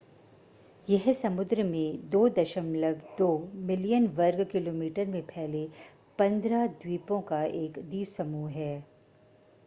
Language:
Hindi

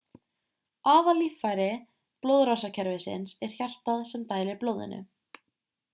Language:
Icelandic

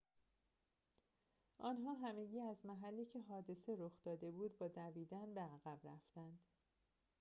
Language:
Persian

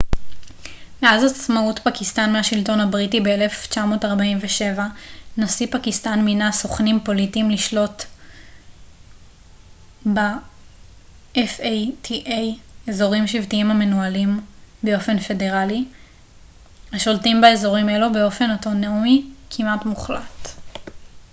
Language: Hebrew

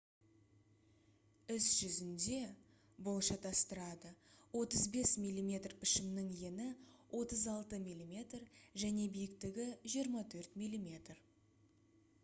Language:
Kazakh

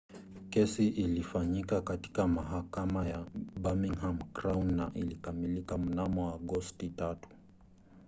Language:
Swahili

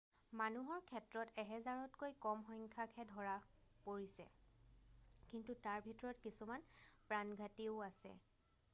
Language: Assamese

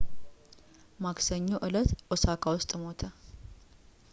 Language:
Amharic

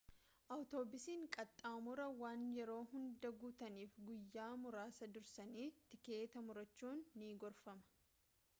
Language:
Oromo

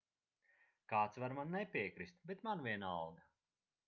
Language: Latvian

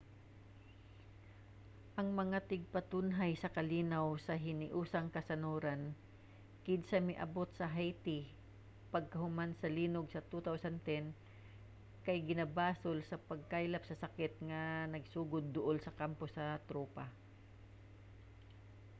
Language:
Cebuano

